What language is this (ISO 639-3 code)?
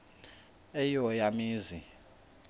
xho